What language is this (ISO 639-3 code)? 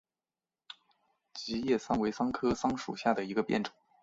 zho